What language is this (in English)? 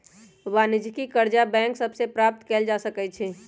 Magahi